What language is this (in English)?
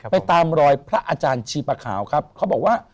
Thai